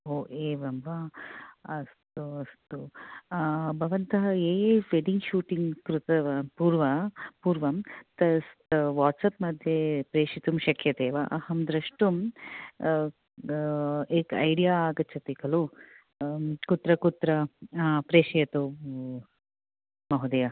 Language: Sanskrit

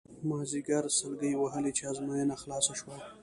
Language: Pashto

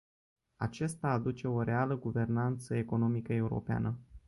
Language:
Romanian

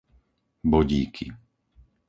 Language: Slovak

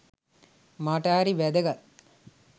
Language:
Sinhala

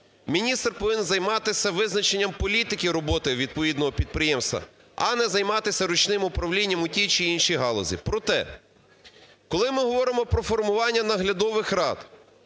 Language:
Ukrainian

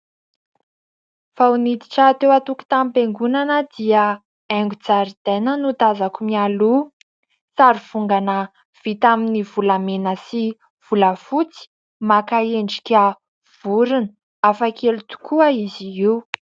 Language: Malagasy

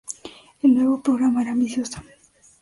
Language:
Spanish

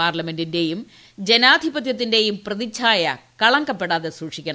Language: Malayalam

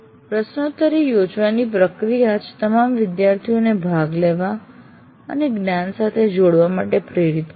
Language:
Gujarati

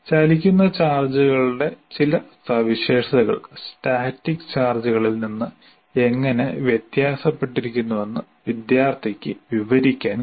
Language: Malayalam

